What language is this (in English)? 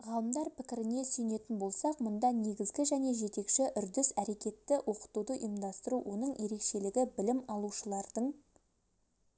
Kazakh